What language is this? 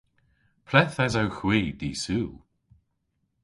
Cornish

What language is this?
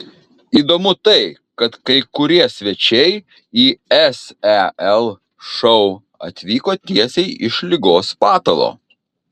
Lithuanian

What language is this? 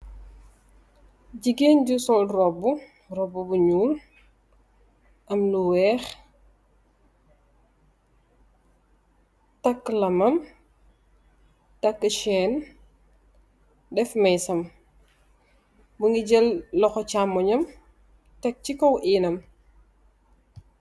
Wolof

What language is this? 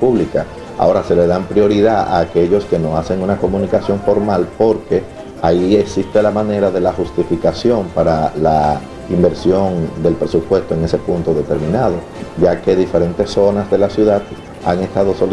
Spanish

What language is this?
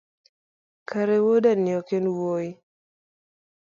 Luo (Kenya and Tanzania)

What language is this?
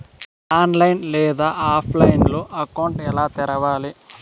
Telugu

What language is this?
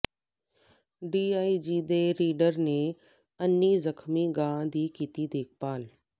Punjabi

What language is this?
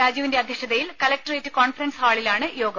Malayalam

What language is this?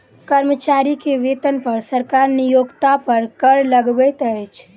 Maithili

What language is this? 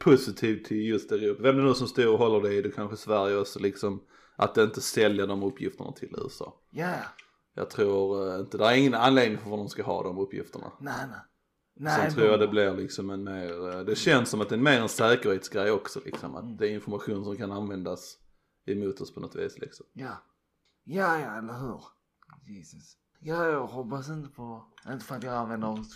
Swedish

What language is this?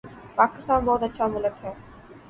Urdu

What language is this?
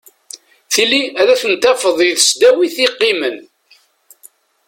Kabyle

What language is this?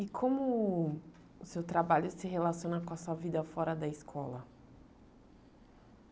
Portuguese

